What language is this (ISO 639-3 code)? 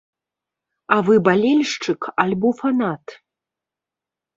bel